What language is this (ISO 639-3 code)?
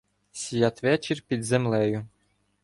ukr